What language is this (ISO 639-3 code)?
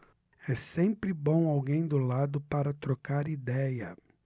por